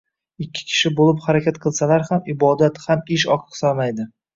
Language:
Uzbek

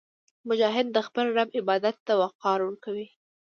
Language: Pashto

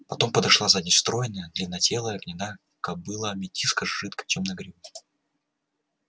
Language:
Russian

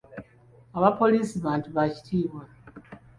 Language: Ganda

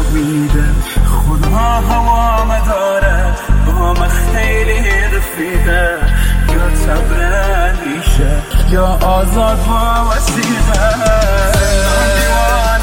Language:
Persian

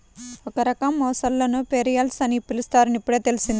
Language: Telugu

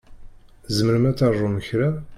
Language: Kabyle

